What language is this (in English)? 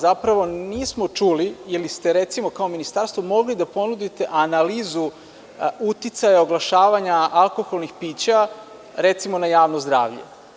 Serbian